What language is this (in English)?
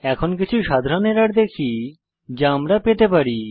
Bangla